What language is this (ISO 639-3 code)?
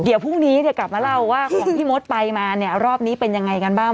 tha